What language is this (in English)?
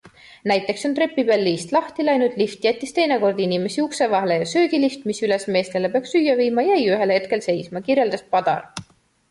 Estonian